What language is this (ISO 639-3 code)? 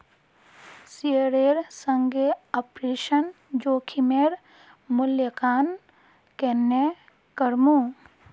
mag